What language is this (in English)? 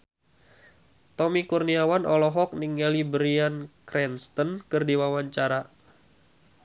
Sundanese